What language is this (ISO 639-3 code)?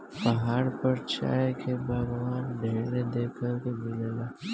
bho